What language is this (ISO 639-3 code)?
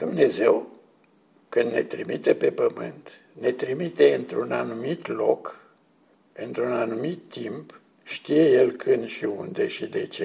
ron